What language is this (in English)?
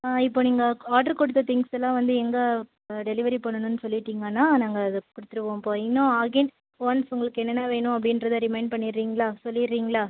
Tamil